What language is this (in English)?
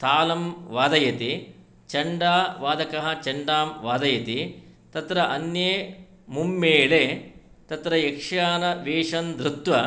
Sanskrit